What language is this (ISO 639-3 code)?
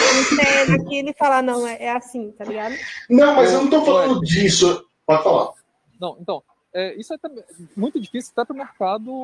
por